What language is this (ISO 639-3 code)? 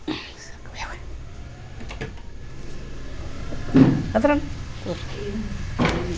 kan